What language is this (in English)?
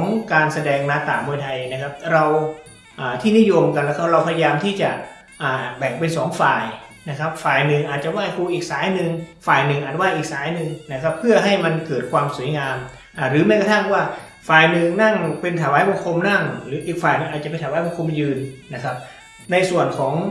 Thai